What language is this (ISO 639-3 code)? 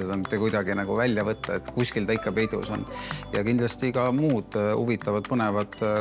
fin